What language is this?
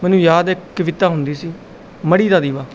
Punjabi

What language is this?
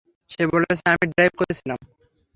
Bangla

